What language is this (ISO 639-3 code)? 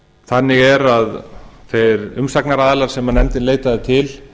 isl